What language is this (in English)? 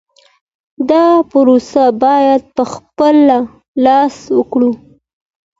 Pashto